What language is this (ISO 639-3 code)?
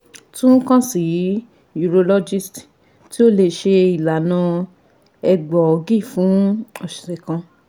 yor